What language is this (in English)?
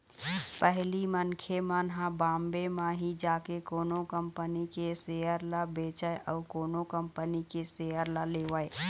Chhattisgarhi